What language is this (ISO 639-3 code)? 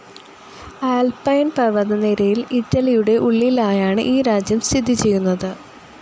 mal